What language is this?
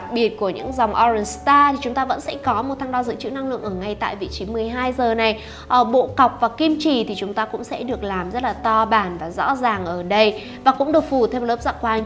Vietnamese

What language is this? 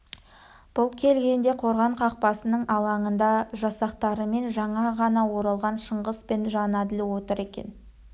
Kazakh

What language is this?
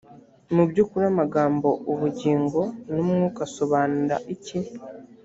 Kinyarwanda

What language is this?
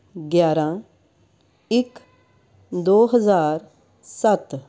Punjabi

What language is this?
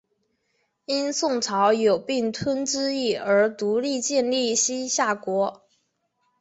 Chinese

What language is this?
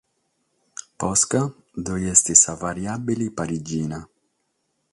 Sardinian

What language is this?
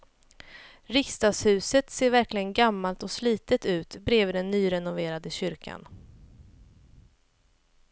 Swedish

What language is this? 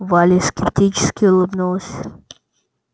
Russian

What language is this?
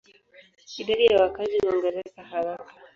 Swahili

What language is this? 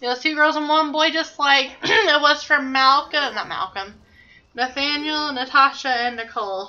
English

